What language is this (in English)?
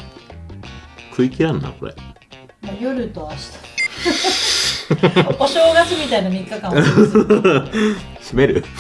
Japanese